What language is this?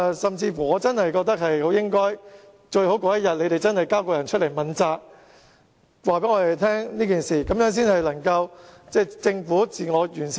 Cantonese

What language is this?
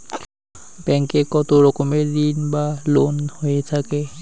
Bangla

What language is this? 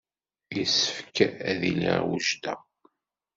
Kabyle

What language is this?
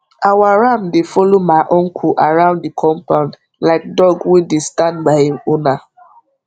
Nigerian Pidgin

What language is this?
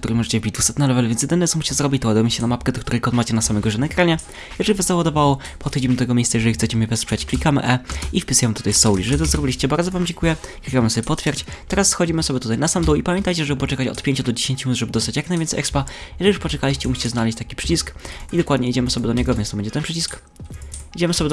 Polish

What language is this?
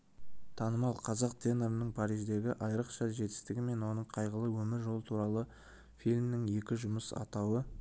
Kazakh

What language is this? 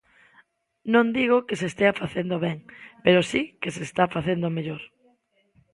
Galician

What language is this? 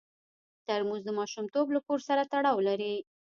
Pashto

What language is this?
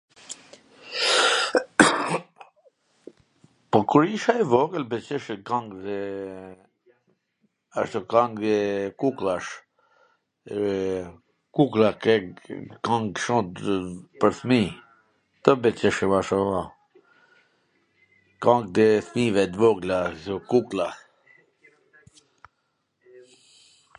Gheg Albanian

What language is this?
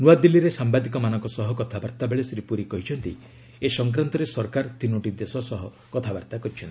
Odia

